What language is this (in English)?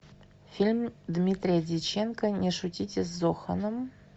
Russian